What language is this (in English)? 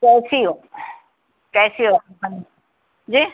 Urdu